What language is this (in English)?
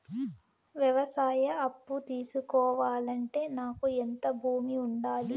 Telugu